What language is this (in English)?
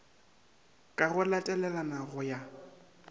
Northern Sotho